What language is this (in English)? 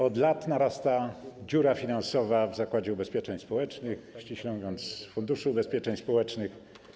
Polish